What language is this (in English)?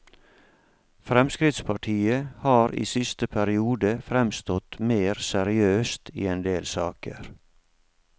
Norwegian